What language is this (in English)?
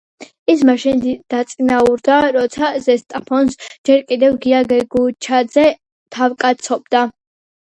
Georgian